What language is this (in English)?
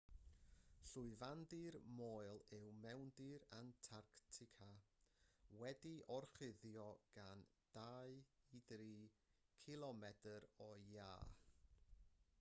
Welsh